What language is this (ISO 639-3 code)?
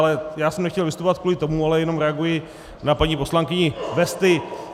ces